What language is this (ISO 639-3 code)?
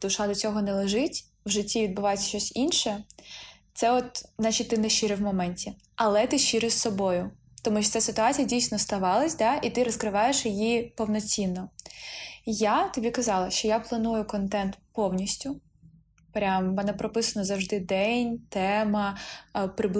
ukr